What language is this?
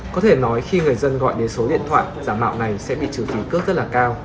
Vietnamese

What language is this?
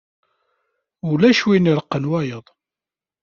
Kabyle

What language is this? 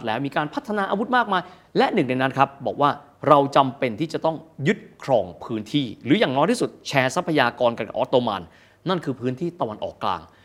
Thai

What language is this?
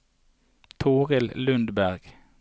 Norwegian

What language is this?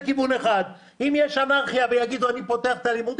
Hebrew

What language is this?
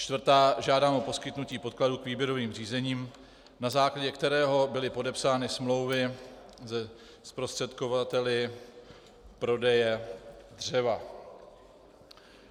Czech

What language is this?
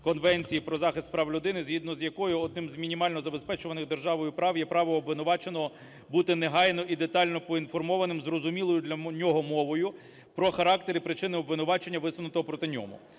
Ukrainian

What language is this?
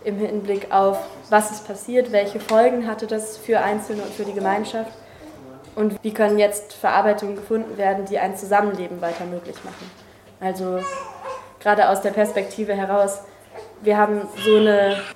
German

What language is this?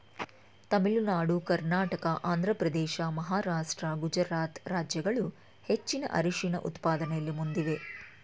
Kannada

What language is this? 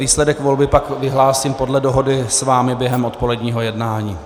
Czech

